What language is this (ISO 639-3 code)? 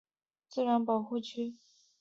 zho